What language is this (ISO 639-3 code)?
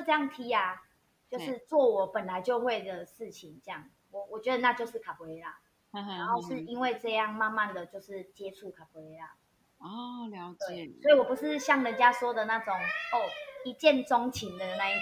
zho